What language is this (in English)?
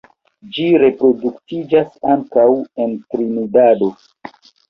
Esperanto